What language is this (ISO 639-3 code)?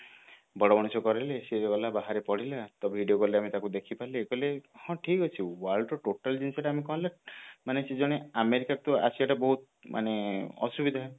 ori